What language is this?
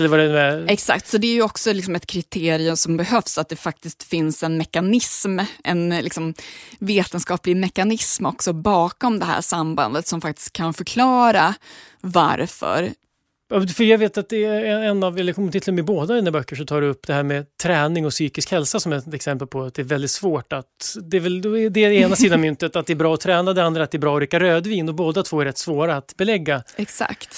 Swedish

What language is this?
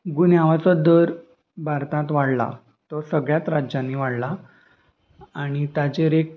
Konkani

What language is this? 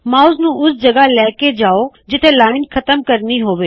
Punjabi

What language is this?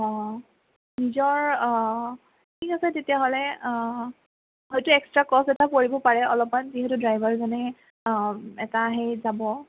Assamese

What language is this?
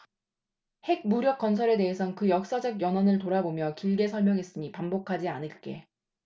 Korean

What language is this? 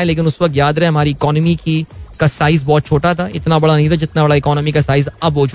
Hindi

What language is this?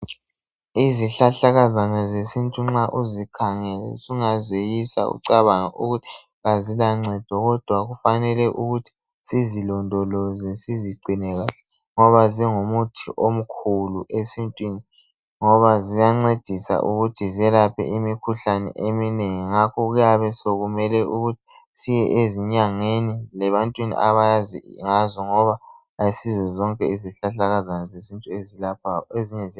North Ndebele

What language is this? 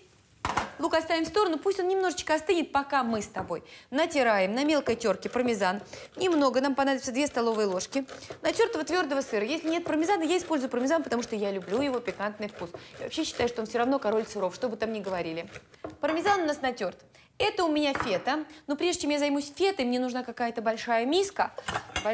Russian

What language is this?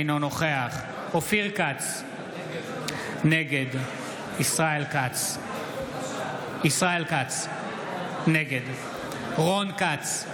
Hebrew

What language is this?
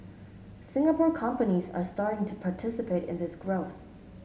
English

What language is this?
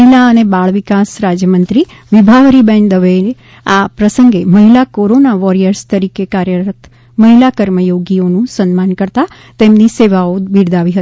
Gujarati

